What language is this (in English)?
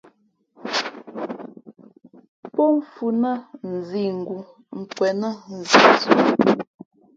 Fe'fe'